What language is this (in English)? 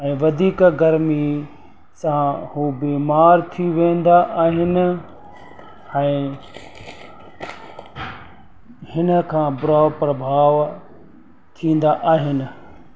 Sindhi